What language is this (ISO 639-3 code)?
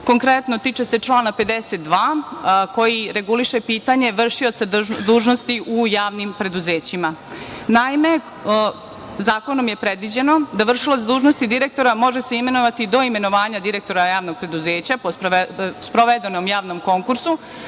srp